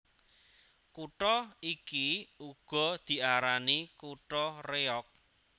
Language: Javanese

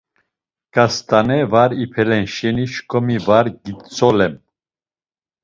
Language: Laz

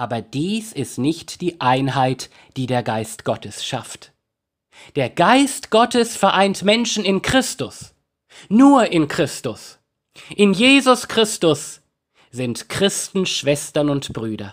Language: German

